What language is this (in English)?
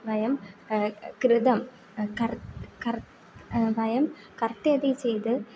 Sanskrit